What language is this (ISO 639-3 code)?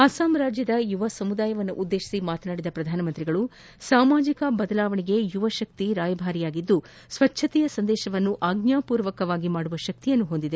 kan